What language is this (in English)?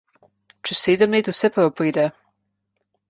Slovenian